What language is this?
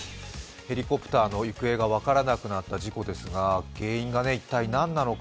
Japanese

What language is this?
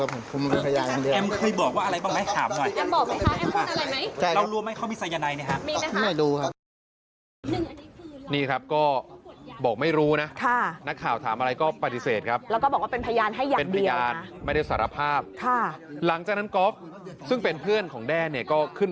Thai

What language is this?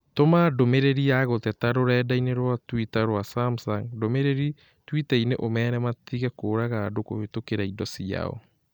Kikuyu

